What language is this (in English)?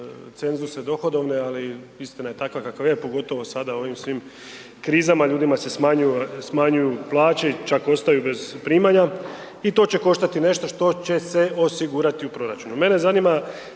Croatian